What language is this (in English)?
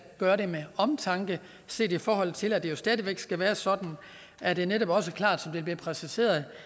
Danish